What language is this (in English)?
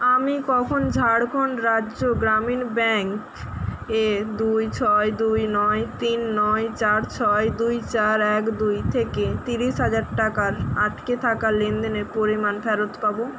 Bangla